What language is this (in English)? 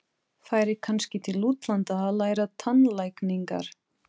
Icelandic